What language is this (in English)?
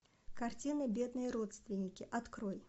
Russian